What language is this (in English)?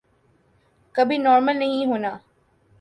Urdu